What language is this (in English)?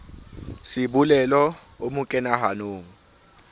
Southern Sotho